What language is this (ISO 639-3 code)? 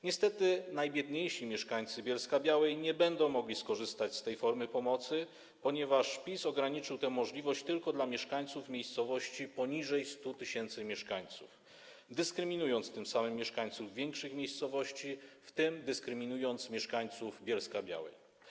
pol